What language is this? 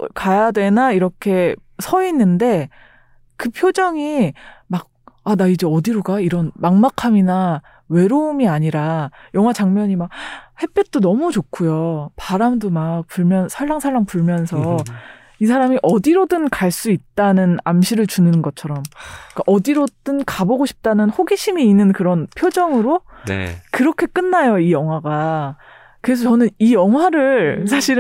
Korean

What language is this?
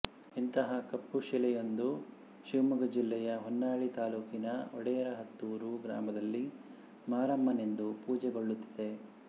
Kannada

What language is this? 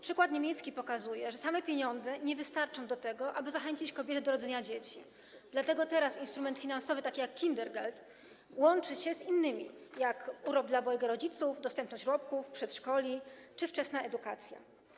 Polish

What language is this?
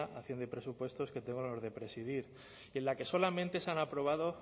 Spanish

